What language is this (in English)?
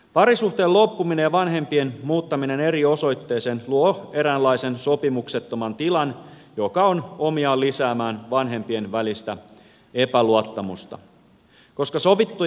Finnish